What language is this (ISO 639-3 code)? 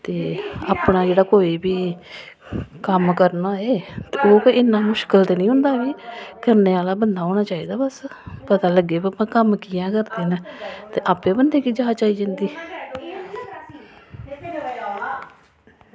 doi